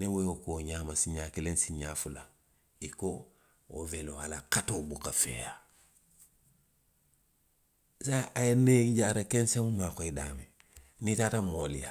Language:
Western Maninkakan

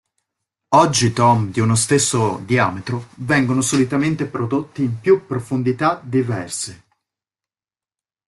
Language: Italian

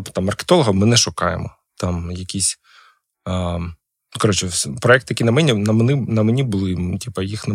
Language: Ukrainian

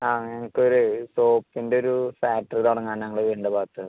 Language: Malayalam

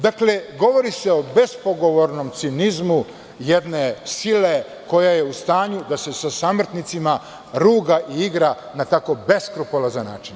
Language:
Serbian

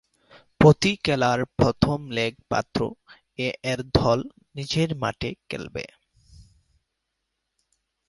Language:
Bangla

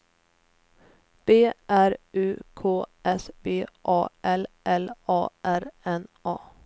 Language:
Swedish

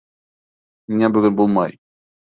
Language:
Bashkir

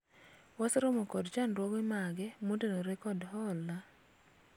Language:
Luo (Kenya and Tanzania)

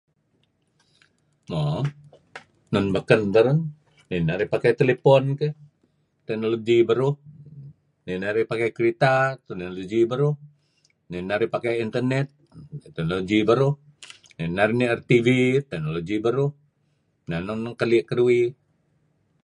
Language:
Kelabit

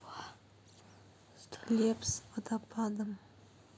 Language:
Russian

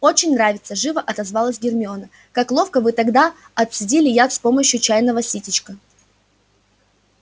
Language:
Russian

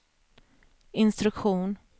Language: Swedish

